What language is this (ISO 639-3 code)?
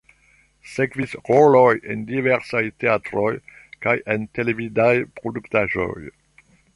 epo